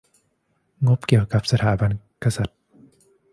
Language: Thai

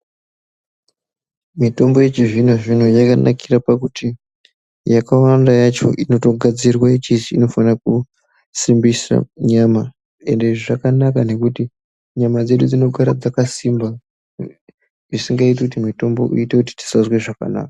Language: Ndau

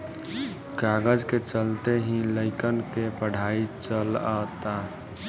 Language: Bhojpuri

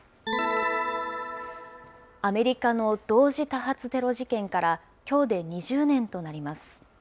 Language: Japanese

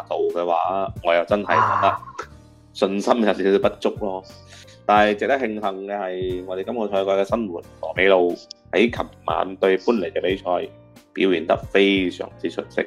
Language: Chinese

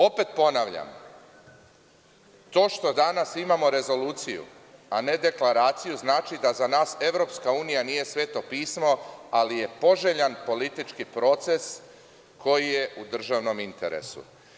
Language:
Serbian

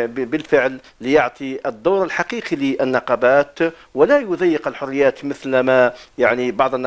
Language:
Arabic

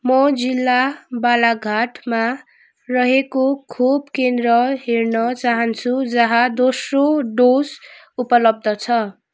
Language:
Nepali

